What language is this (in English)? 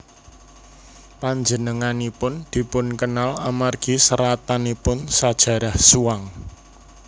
Javanese